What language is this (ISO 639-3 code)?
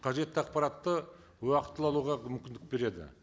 kaz